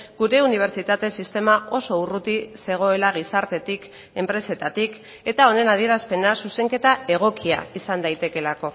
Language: Basque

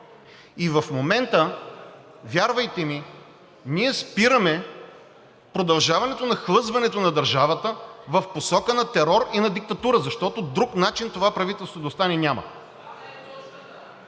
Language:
Bulgarian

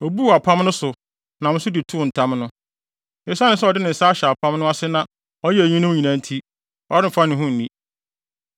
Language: Akan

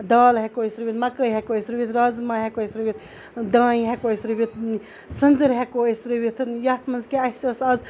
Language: Kashmiri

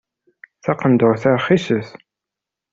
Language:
Kabyle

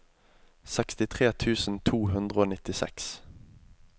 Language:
Norwegian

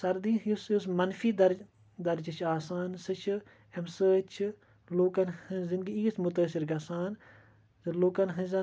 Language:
Kashmiri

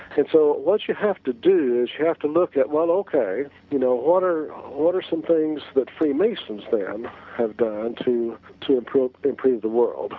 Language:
English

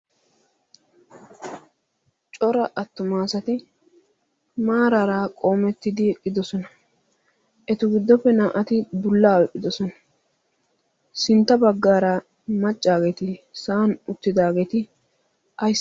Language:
Wolaytta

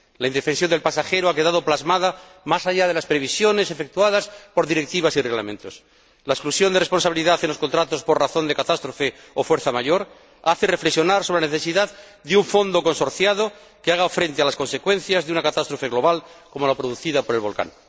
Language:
Spanish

